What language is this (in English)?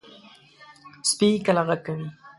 Pashto